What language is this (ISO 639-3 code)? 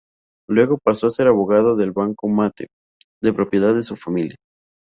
spa